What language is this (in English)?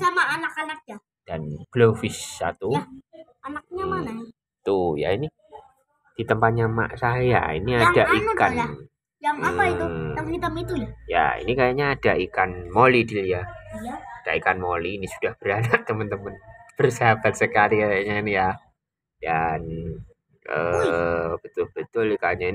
Indonesian